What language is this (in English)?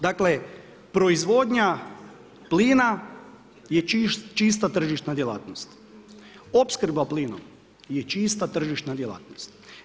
Croatian